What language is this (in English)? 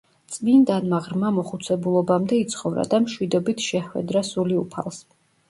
Georgian